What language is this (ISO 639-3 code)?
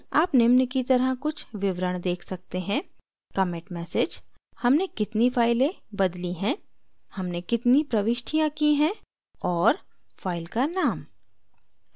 hin